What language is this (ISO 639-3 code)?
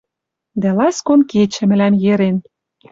mrj